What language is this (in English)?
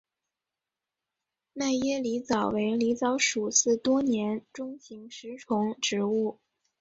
Chinese